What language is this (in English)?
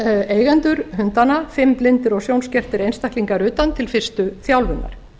Icelandic